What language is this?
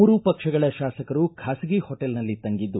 Kannada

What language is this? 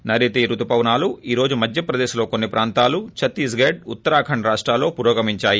Telugu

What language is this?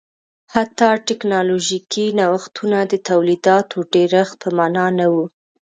Pashto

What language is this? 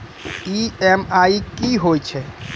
Maithili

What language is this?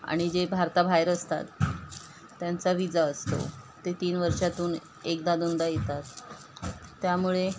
Marathi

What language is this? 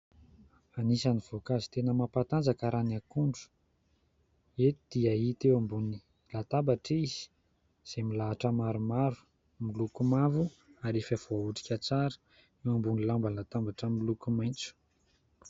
Malagasy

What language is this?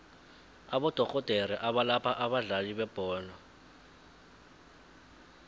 South Ndebele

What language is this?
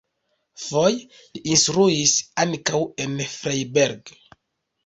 Esperanto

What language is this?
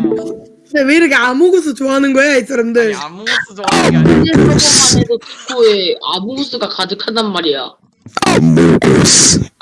Korean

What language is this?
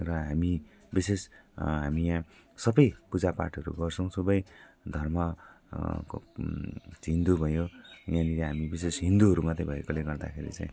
Nepali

